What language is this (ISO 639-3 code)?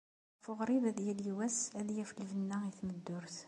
kab